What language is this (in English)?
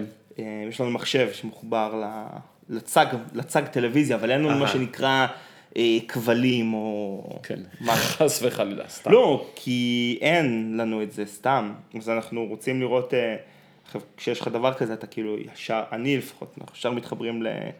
Hebrew